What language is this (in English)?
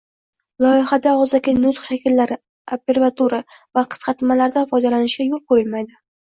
Uzbek